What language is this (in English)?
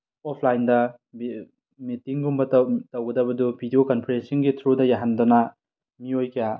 Manipuri